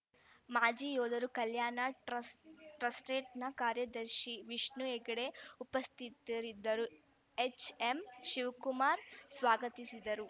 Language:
Kannada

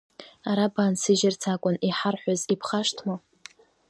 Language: Abkhazian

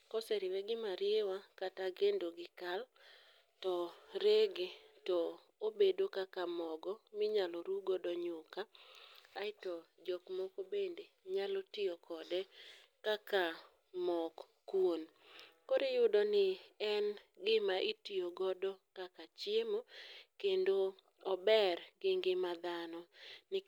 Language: Luo (Kenya and Tanzania)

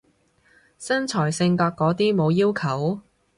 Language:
Cantonese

